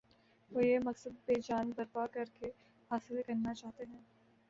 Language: Urdu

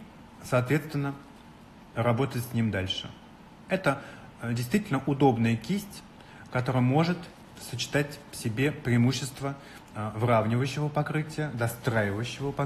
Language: Russian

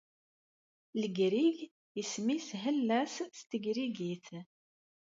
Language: Kabyle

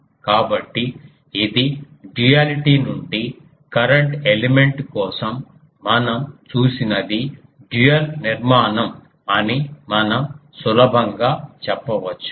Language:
Telugu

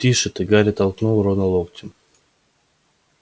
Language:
Russian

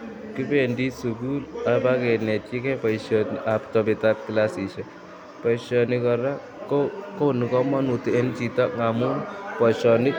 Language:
Kalenjin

